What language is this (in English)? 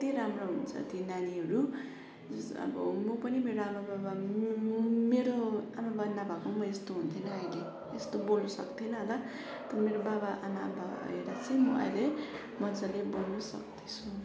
Nepali